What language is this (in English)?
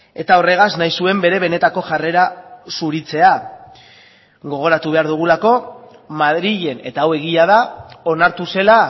Basque